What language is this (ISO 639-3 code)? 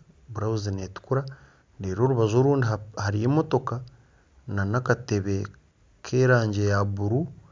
nyn